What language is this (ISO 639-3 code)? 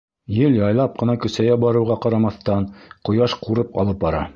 bak